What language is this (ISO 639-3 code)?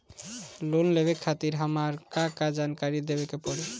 bho